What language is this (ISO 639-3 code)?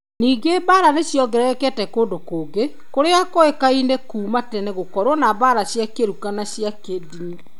kik